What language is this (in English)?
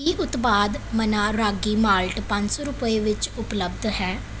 Punjabi